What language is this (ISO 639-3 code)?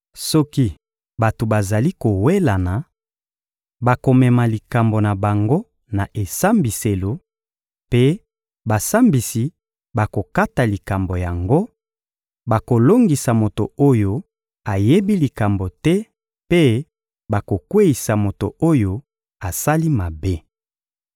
lin